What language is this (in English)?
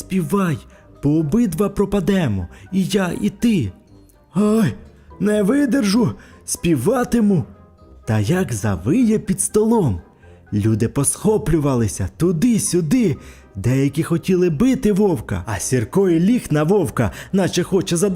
Ukrainian